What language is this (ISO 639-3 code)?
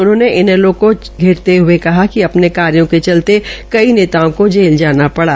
hin